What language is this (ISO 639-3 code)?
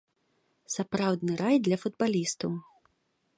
bel